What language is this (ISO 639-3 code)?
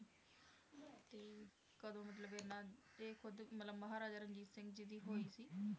pan